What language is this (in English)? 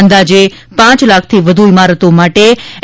Gujarati